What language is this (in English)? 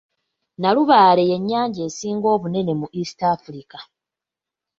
Ganda